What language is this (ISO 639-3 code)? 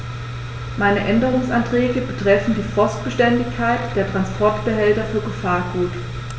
deu